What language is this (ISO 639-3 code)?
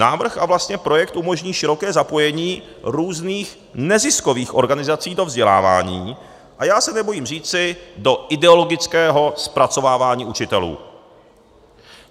ces